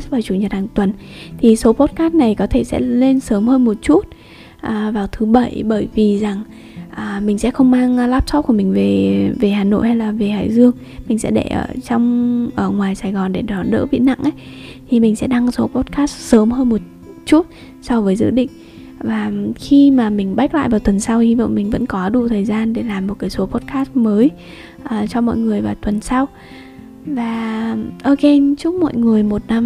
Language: Vietnamese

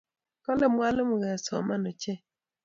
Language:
Kalenjin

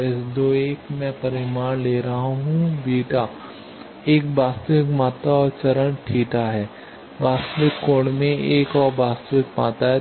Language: Hindi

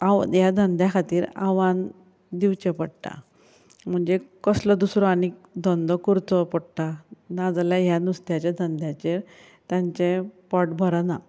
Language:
Konkani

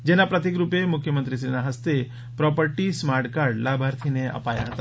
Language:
Gujarati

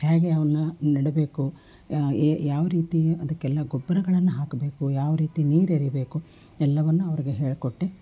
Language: Kannada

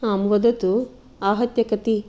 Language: Sanskrit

